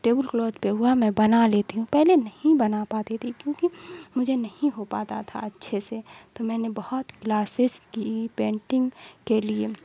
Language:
Urdu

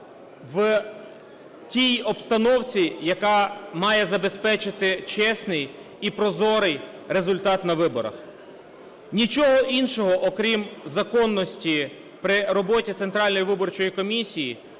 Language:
Ukrainian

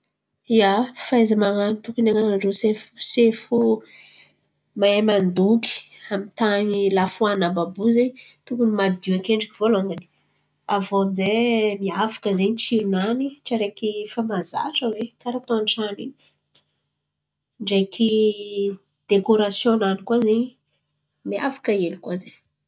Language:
Antankarana Malagasy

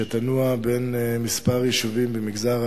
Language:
Hebrew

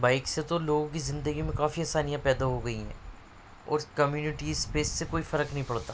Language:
Urdu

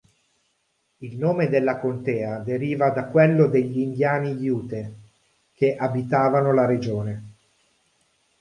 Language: Italian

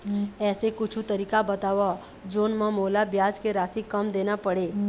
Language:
Chhattisgarhi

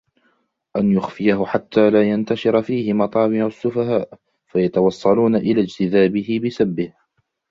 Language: Arabic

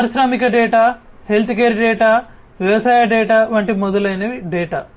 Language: Telugu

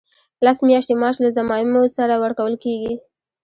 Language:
Pashto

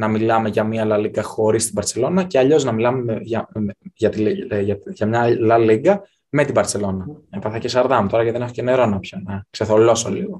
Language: Greek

